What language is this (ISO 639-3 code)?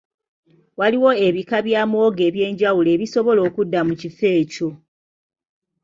lug